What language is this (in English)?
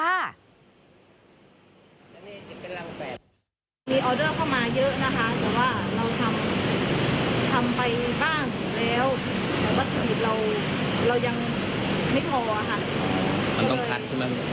Thai